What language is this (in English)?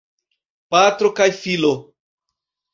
Esperanto